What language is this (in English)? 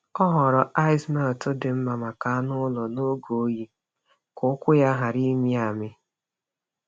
Igbo